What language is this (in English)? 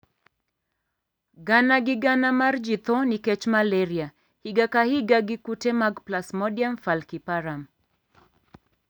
Luo (Kenya and Tanzania)